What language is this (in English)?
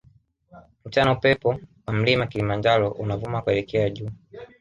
Swahili